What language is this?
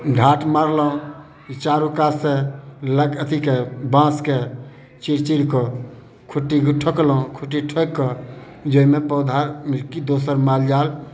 Maithili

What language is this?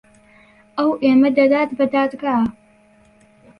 Central Kurdish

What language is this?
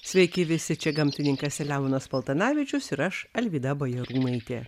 Lithuanian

